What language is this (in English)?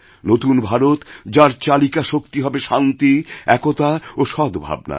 Bangla